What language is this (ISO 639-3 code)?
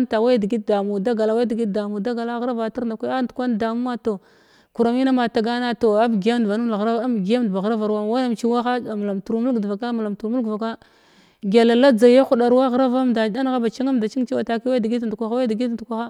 glw